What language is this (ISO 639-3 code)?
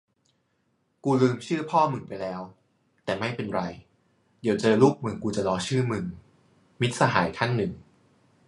tha